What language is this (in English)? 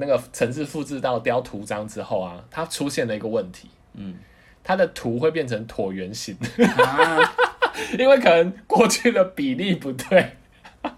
Chinese